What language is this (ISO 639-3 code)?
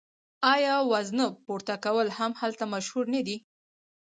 pus